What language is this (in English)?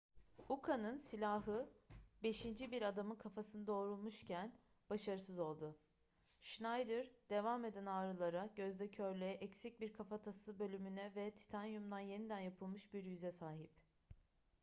Turkish